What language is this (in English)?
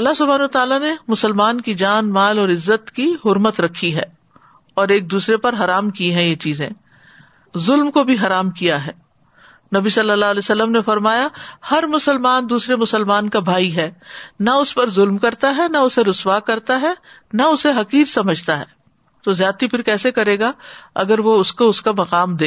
Urdu